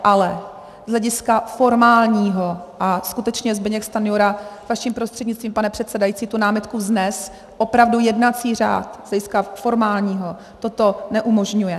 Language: Czech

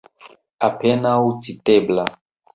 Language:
Esperanto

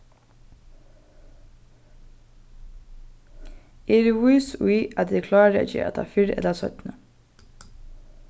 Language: Faroese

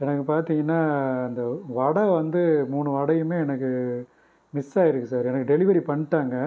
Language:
Tamil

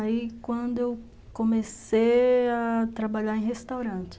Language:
Portuguese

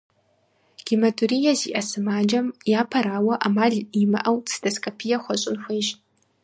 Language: Kabardian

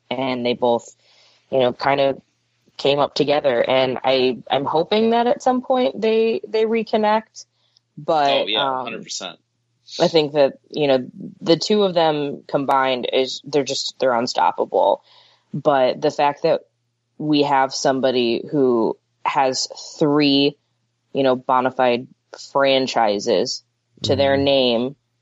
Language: English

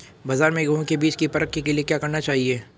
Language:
Hindi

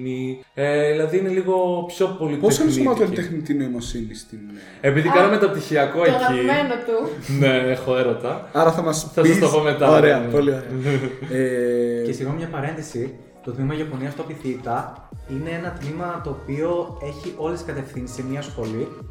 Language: Greek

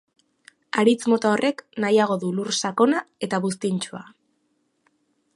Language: Basque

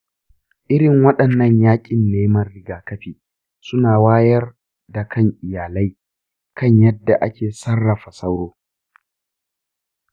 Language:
Hausa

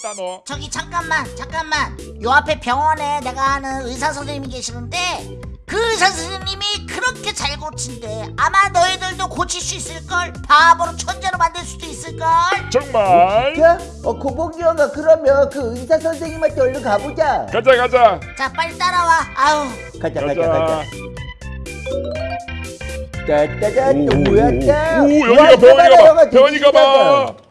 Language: Korean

